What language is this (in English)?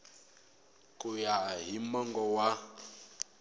Tsonga